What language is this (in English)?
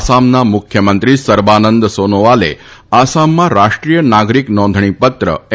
Gujarati